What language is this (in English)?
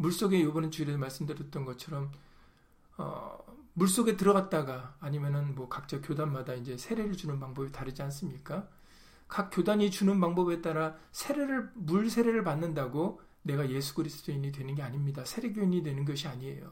Korean